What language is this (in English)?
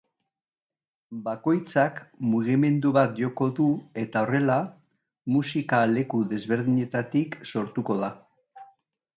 Basque